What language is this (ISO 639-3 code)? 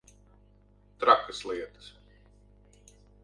lav